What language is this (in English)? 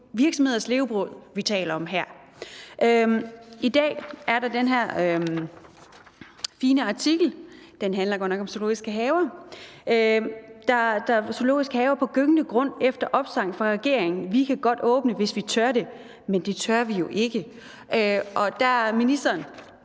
Danish